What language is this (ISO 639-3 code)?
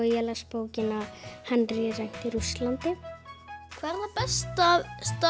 isl